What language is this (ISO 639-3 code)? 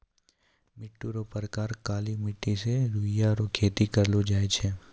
mai